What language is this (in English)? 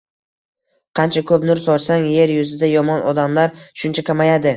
Uzbek